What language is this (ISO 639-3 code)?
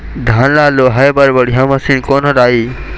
hne